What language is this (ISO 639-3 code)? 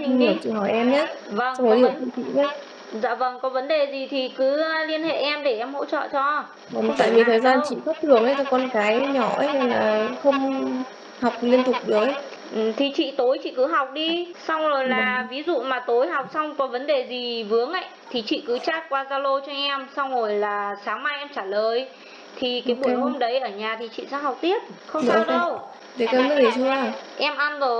vie